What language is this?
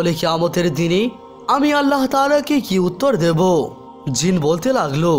Hindi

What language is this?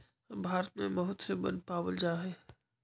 Magahi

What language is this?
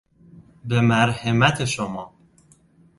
Persian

